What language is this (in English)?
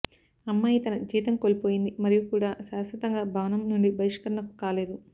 Telugu